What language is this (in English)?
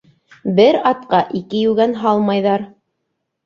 Bashkir